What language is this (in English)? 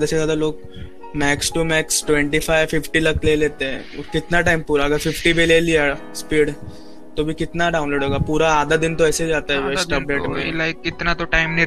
Hindi